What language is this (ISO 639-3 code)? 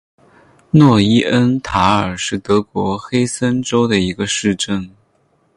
zho